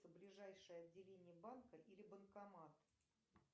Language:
Russian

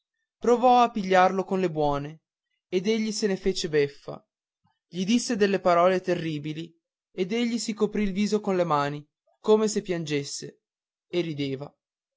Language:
Italian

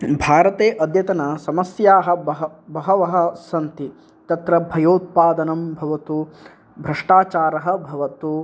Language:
Sanskrit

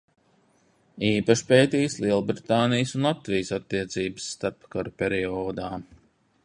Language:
Latvian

